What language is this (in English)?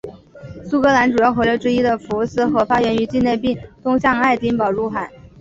Chinese